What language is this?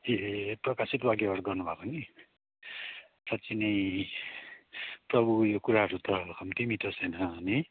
Nepali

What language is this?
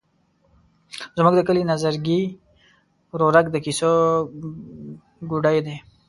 Pashto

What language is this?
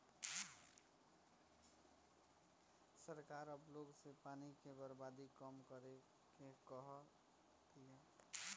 Bhojpuri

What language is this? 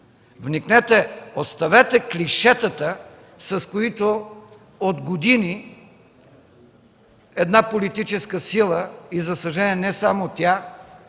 Bulgarian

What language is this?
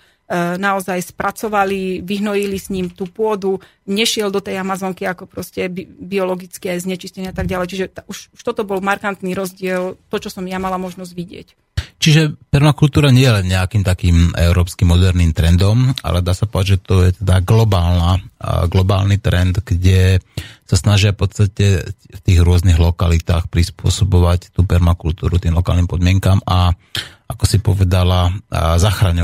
Slovak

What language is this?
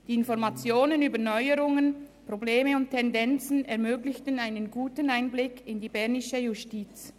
Swiss German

